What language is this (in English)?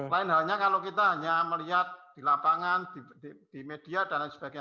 Indonesian